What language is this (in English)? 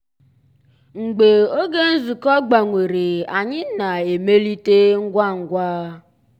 Igbo